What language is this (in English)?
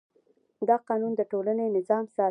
Pashto